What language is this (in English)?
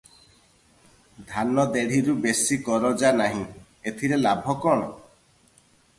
Odia